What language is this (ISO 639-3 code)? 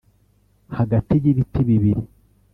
kin